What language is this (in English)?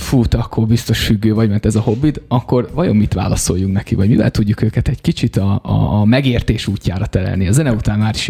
Hungarian